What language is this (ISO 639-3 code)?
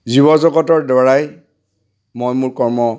asm